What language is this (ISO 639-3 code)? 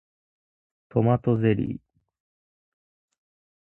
jpn